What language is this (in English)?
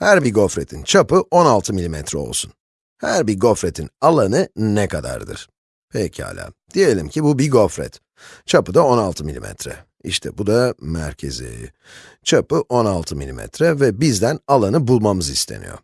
Turkish